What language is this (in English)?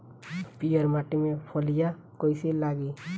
Bhojpuri